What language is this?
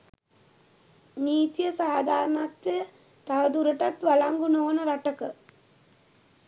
Sinhala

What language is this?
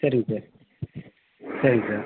Tamil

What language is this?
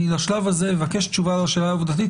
Hebrew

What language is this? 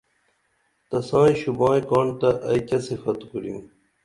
Dameli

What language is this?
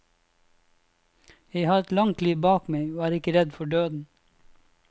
Norwegian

